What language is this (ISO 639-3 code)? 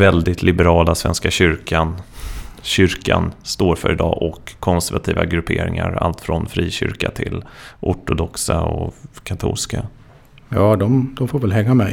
swe